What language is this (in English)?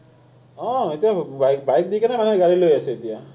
Assamese